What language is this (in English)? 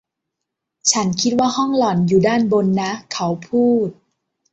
Thai